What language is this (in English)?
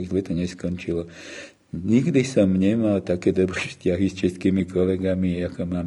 Slovak